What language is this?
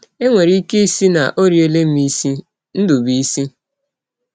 Igbo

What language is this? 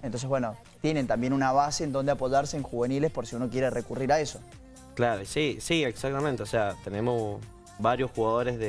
Spanish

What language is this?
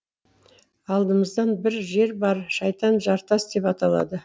Kazakh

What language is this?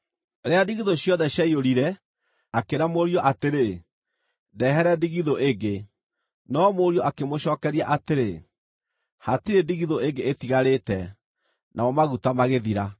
Kikuyu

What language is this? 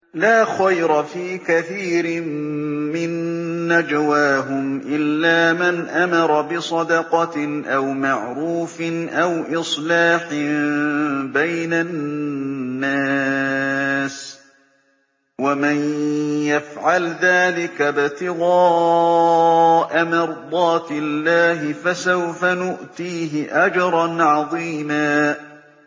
Arabic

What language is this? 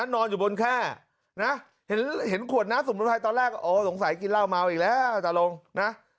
Thai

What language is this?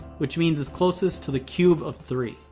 English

